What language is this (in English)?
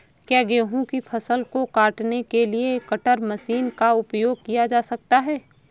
Hindi